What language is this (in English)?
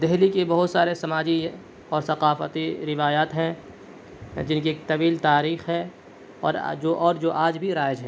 Urdu